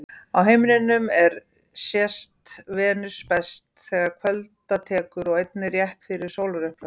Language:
Icelandic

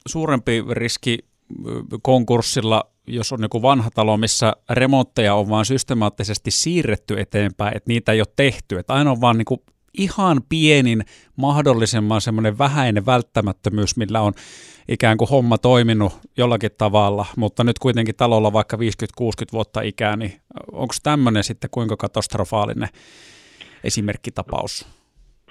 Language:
Finnish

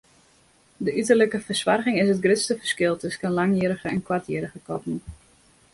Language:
Western Frisian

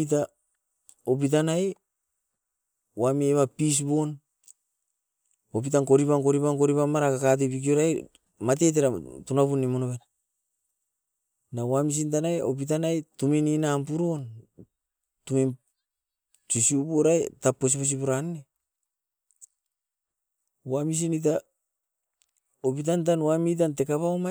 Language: Askopan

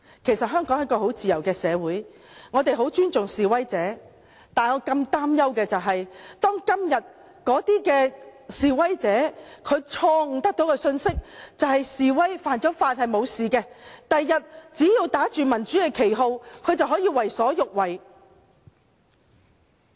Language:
Cantonese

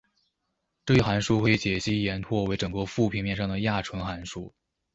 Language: Chinese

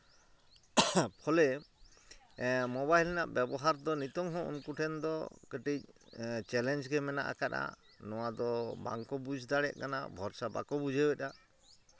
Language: Santali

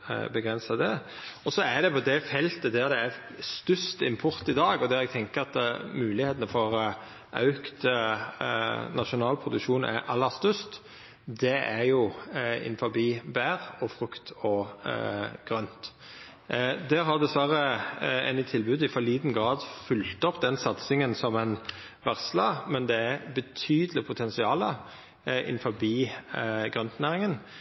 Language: Norwegian Nynorsk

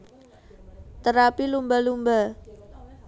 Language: Javanese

